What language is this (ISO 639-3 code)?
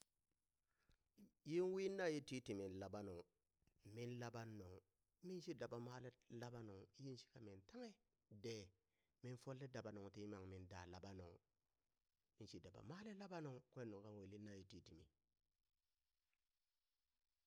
bys